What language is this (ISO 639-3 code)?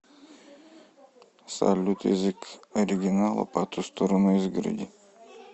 rus